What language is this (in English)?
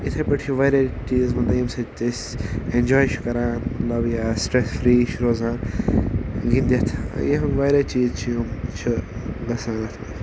Kashmiri